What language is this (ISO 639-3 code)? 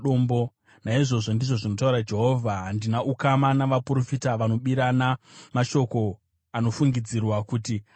sna